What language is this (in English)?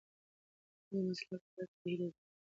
Pashto